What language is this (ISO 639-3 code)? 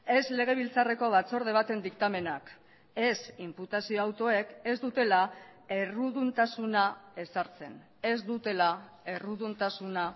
eus